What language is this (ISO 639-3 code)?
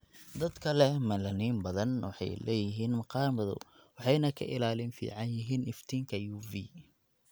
som